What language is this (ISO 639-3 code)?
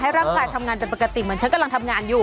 tha